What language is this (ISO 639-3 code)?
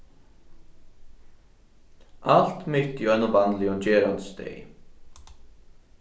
fao